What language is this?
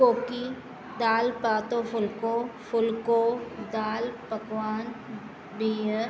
Sindhi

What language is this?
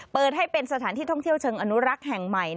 Thai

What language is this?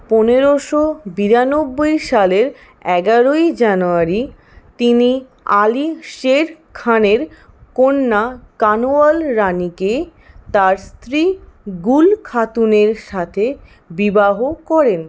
Bangla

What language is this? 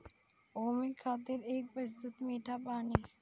Bhojpuri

